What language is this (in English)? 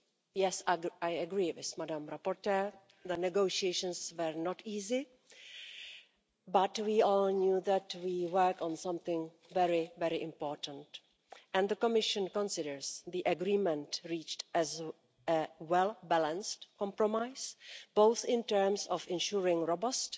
English